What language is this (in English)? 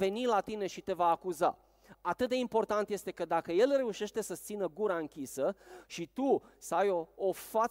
Romanian